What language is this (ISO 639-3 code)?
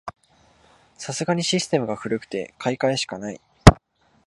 jpn